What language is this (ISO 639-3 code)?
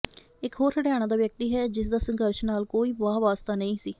pan